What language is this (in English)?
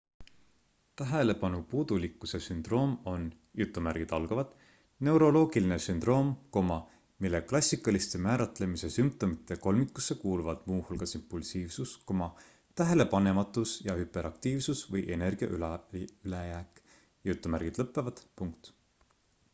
Estonian